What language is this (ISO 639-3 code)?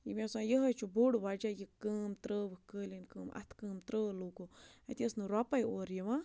kas